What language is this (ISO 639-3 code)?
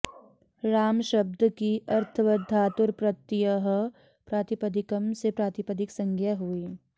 san